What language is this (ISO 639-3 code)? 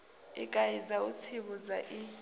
ven